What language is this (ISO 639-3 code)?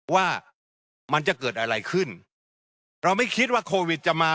tha